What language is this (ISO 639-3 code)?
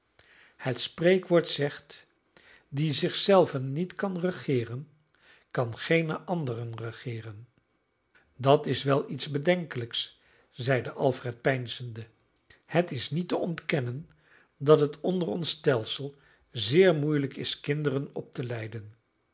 nld